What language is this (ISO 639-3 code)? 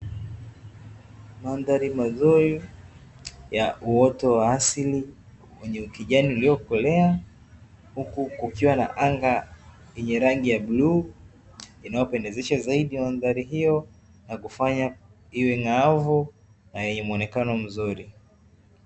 swa